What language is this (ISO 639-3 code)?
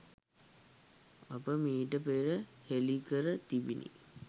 sin